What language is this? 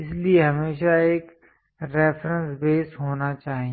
Hindi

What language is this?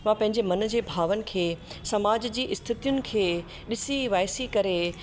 Sindhi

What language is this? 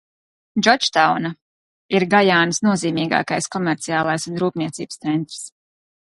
Latvian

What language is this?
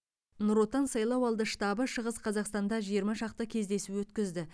Kazakh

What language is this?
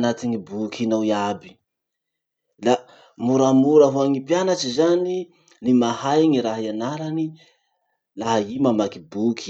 Masikoro Malagasy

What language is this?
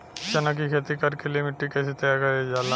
Bhojpuri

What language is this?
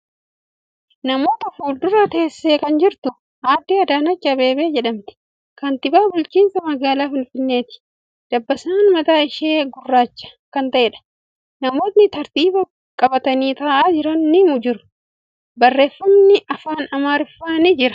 Oromo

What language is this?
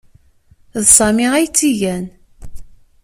Kabyle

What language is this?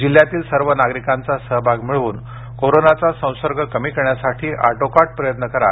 Marathi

